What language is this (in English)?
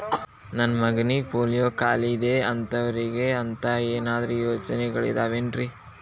Kannada